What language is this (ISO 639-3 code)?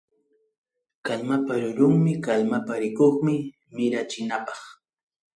quy